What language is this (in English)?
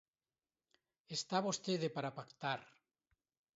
Galician